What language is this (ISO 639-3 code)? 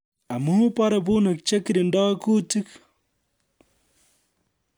kln